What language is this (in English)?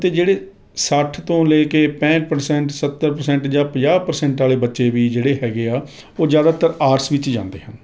Punjabi